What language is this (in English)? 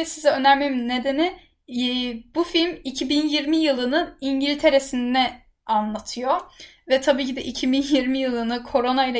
Turkish